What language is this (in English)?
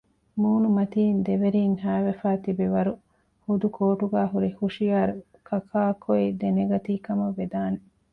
Divehi